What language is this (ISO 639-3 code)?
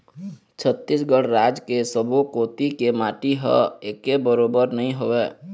hne